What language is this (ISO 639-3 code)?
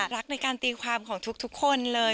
tha